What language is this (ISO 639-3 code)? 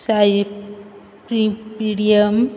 kok